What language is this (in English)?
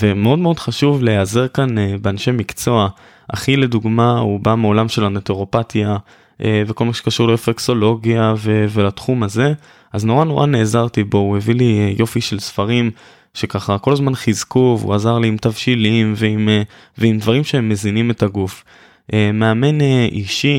Hebrew